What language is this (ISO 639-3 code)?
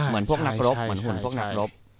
tha